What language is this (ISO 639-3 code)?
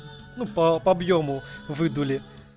rus